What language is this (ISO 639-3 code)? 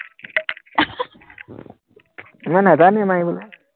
asm